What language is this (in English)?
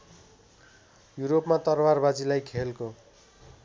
Nepali